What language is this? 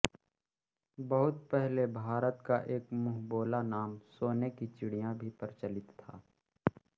Hindi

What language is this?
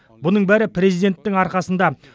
Kazakh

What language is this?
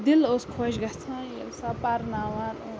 Kashmiri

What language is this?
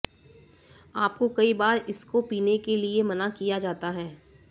Hindi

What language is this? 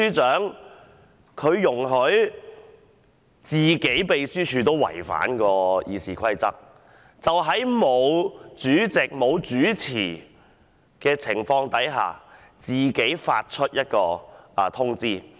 Cantonese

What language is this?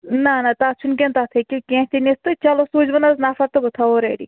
Kashmiri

